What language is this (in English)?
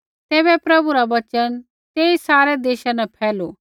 Kullu Pahari